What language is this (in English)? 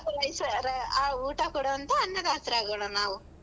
Kannada